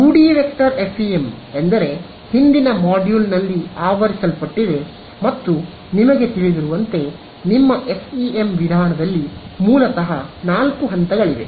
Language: Kannada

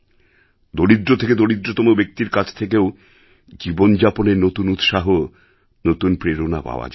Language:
Bangla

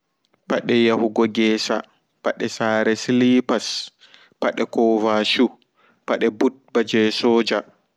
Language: Fula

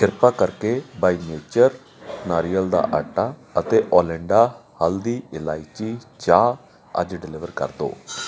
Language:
Punjabi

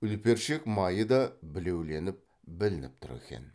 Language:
Kazakh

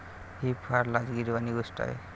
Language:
Marathi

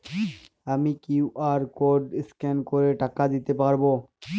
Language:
Bangla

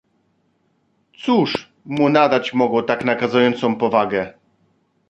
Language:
Polish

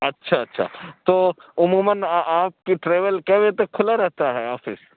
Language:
Urdu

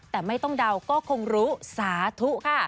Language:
Thai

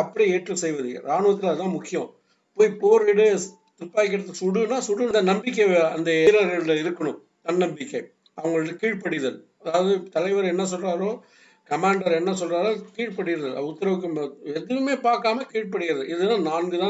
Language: Tamil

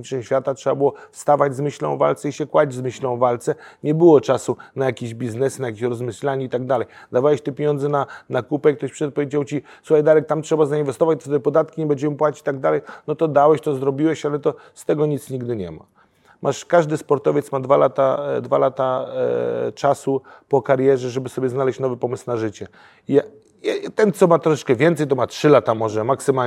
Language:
Polish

